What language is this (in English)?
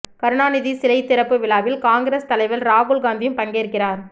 Tamil